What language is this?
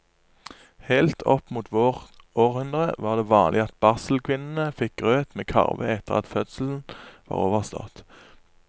Norwegian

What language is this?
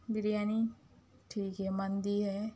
Urdu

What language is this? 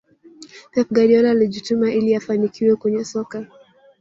Swahili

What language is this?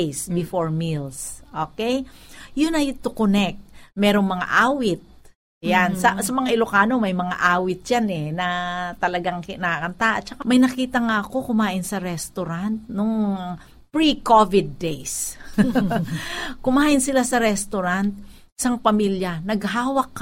Filipino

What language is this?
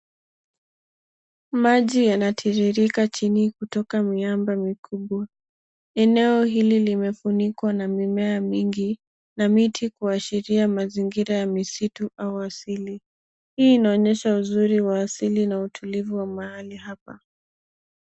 Swahili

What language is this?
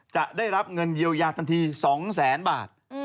Thai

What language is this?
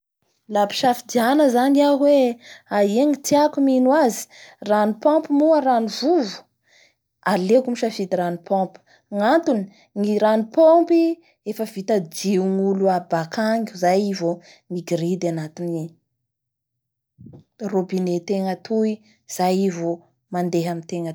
Bara Malagasy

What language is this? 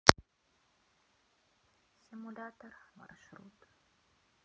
Russian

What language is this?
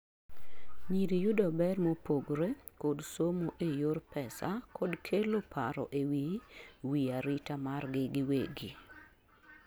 Luo (Kenya and Tanzania)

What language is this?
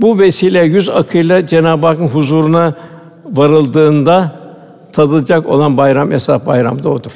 Turkish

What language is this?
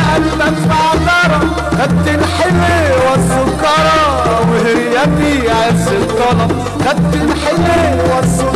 Arabic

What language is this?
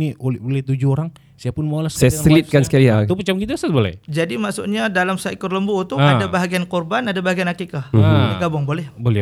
Malay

